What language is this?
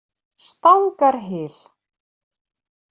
Icelandic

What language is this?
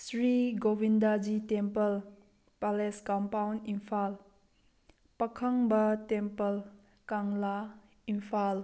Manipuri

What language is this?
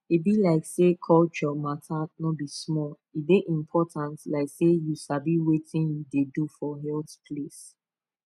Nigerian Pidgin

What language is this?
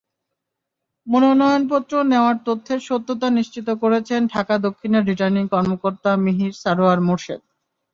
Bangla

